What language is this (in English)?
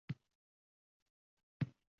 Uzbek